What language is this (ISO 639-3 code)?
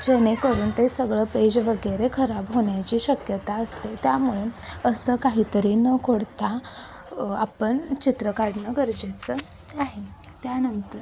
mar